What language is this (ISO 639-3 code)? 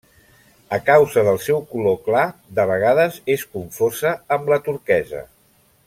cat